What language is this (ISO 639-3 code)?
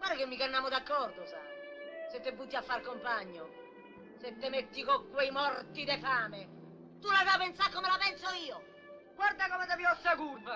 ita